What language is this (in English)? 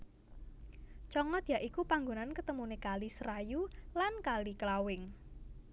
Javanese